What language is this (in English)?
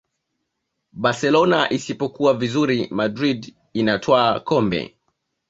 Swahili